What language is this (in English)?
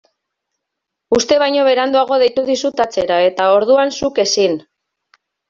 Basque